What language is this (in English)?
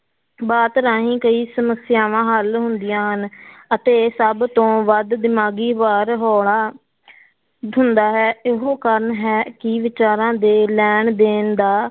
Punjabi